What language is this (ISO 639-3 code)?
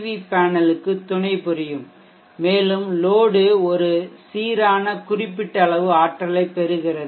tam